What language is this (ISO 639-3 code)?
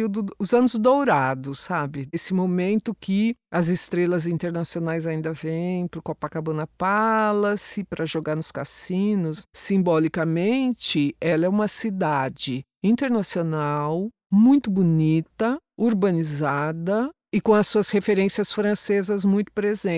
por